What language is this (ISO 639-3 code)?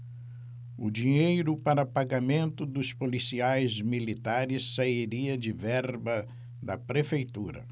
por